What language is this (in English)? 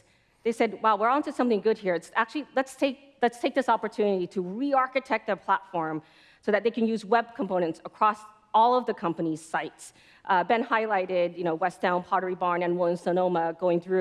English